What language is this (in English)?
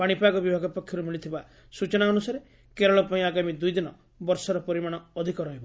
Odia